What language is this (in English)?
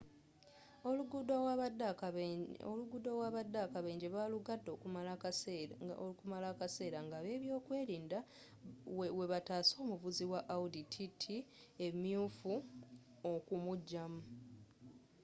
Ganda